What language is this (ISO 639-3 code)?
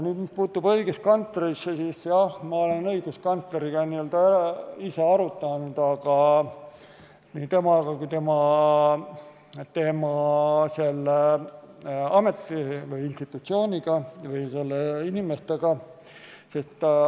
est